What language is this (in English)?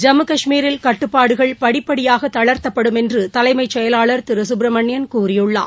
Tamil